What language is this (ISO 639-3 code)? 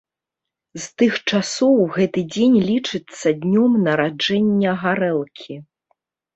bel